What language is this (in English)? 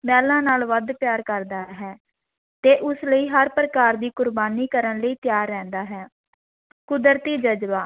Punjabi